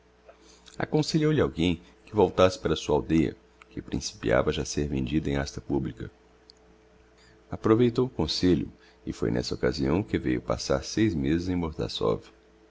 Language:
Portuguese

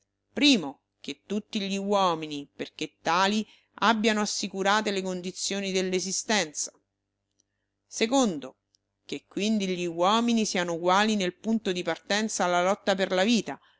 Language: Italian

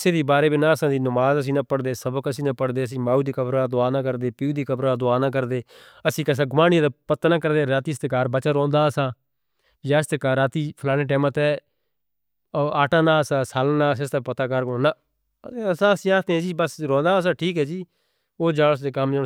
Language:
Northern Hindko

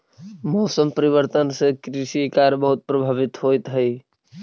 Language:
Magahi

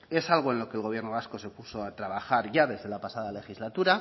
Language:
Spanish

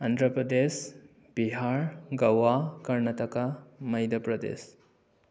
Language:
Manipuri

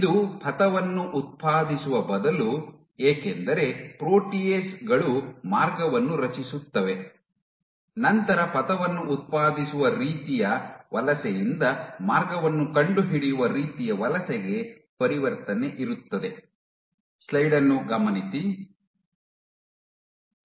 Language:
Kannada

